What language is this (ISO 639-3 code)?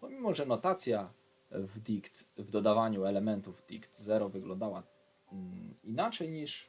pol